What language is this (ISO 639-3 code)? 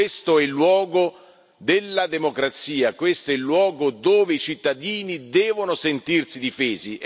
ita